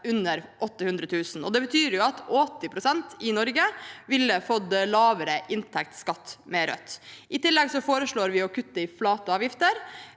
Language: Norwegian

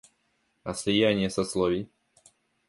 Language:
Russian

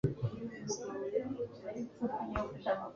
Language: Kinyarwanda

